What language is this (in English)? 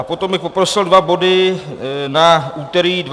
Czech